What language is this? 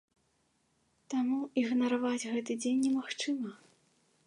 Belarusian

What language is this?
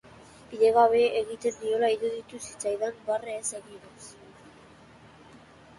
Basque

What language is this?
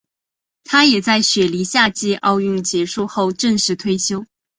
Chinese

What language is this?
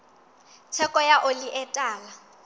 Southern Sotho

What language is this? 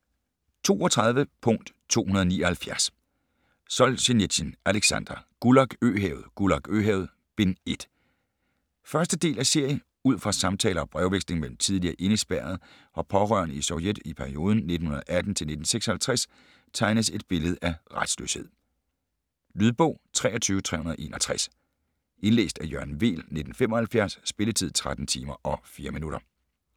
Danish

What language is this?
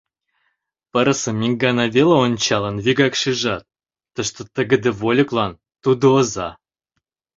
Mari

